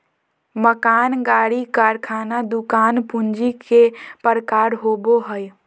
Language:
Magahi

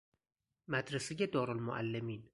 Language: Persian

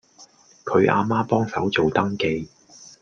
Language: Cantonese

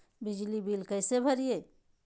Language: Magahi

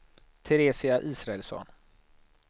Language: Swedish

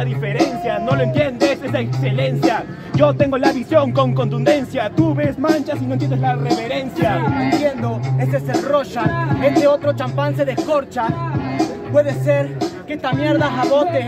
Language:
Spanish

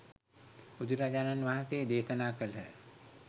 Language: Sinhala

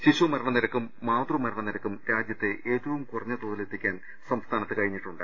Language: Malayalam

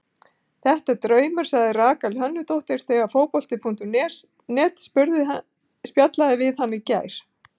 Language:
Icelandic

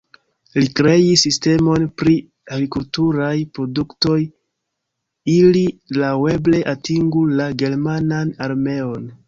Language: Esperanto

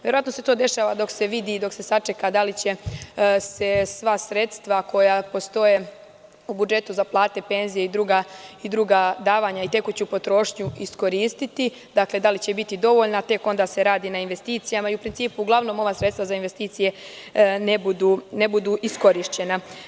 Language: Serbian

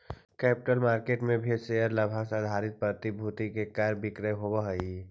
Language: Magahi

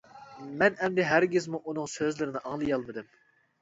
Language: Uyghur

